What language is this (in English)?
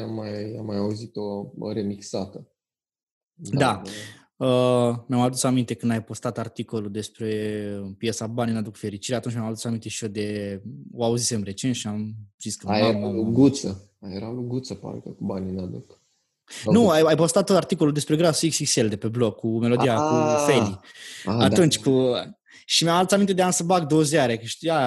Romanian